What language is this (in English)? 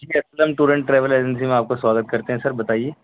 Urdu